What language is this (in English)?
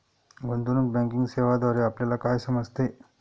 Marathi